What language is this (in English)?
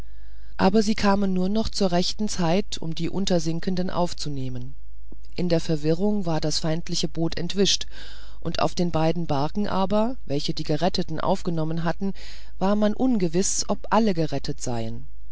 German